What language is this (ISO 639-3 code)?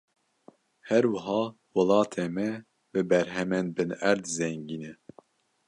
kur